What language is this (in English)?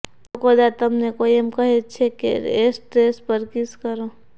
Gujarati